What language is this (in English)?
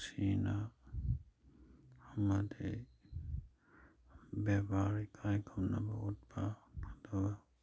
Manipuri